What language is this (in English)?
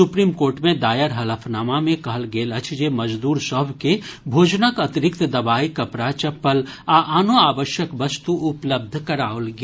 Maithili